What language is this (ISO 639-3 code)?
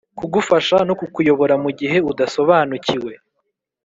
kin